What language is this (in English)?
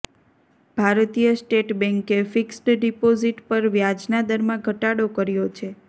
Gujarati